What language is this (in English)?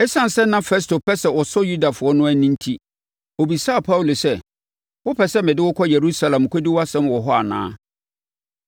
Akan